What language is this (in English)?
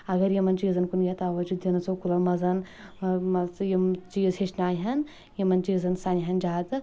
Kashmiri